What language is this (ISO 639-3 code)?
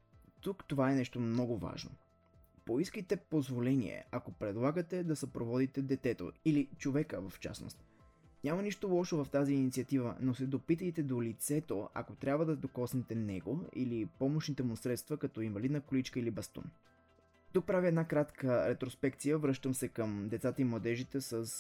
bul